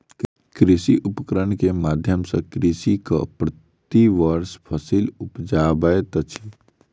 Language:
Maithili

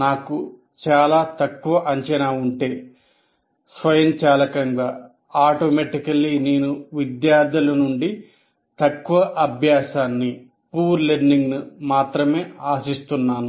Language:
Telugu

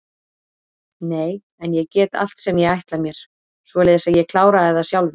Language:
Icelandic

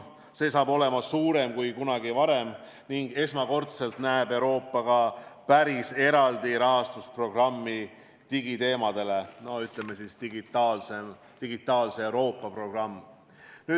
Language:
Estonian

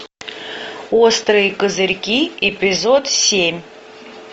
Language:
Russian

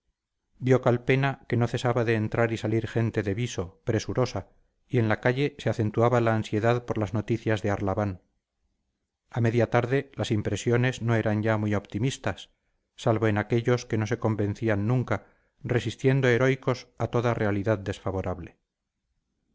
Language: Spanish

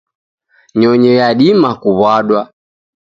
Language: Taita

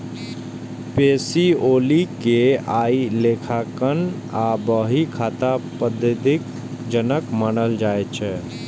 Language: Maithili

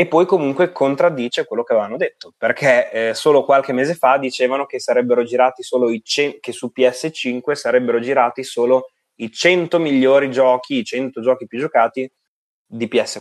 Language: Italian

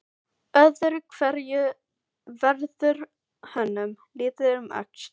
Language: Icelandic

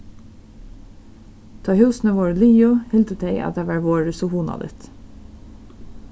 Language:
Faroese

